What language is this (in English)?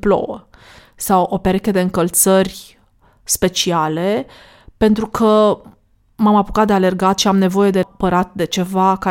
Romanian